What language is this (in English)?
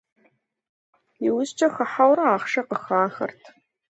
Kabardian